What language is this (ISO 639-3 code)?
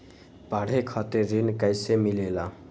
mag